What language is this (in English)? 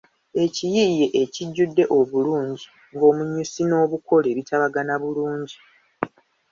Ganda